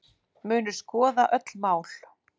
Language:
Icelandic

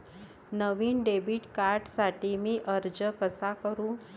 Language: Marathi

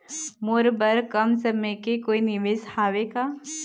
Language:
Chhattisgarhi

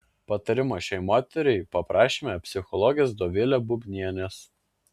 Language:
Lithuanian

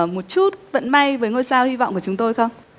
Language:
Vietnamese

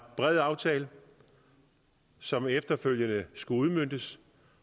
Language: Danish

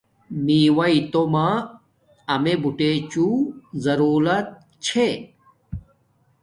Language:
Domaaki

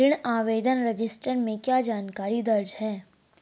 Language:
Hindi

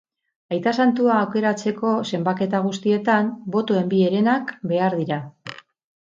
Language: Basque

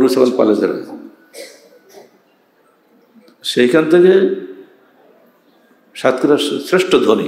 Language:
Arabic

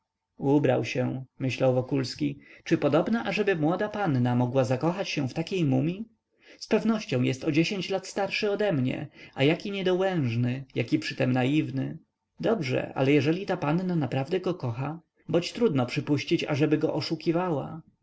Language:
Polish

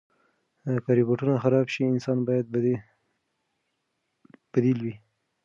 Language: Pashto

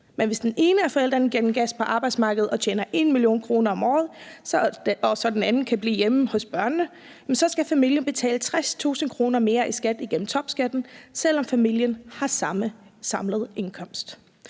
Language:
Danish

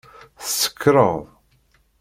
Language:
Kabyle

